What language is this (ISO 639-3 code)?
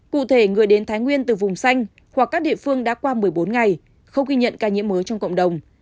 vie